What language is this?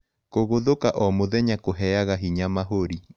Kikuyu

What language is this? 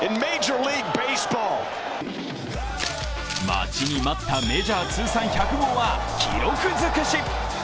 Japanese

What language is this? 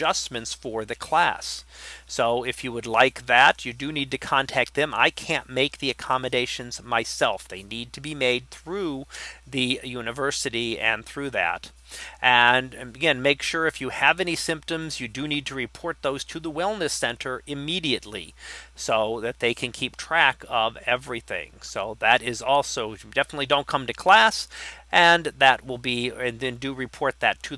English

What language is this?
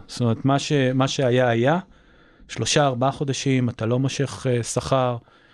Hebrew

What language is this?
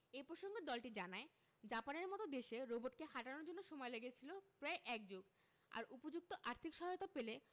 Bangla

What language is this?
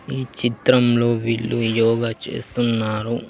Telugu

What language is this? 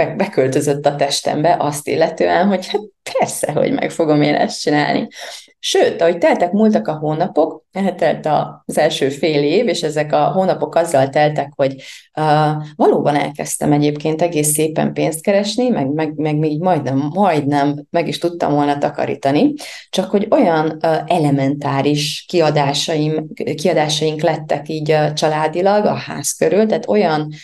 Hungarian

